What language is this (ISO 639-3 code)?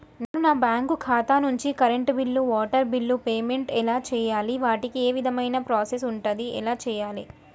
tel